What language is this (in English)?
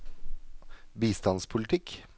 Norwegian